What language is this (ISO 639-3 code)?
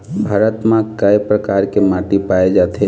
hne